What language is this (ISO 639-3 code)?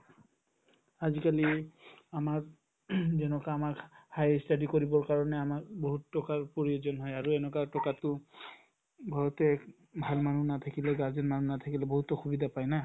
asm